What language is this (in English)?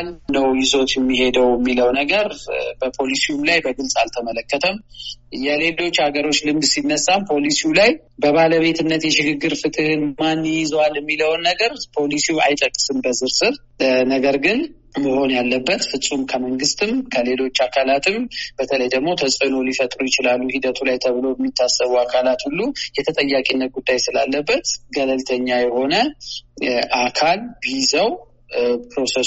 Amharic